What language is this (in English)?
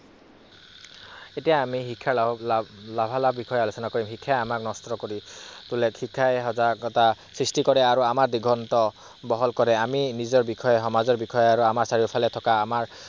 Assamese